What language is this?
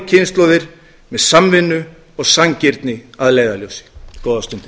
Icelandic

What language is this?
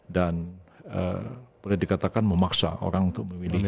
Indonesian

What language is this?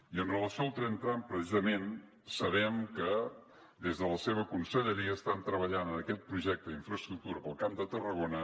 Catalan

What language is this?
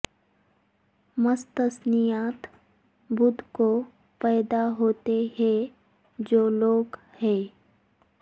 Urdu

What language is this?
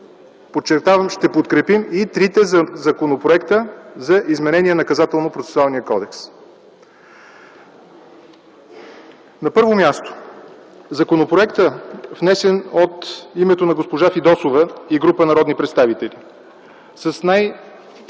Bulgarian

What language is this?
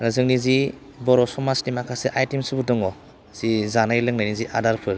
Bodo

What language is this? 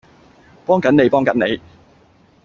Cantonese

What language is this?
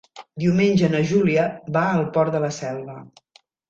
Catalan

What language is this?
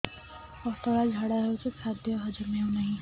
Odia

